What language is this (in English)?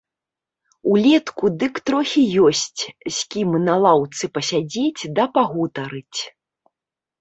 Belarusian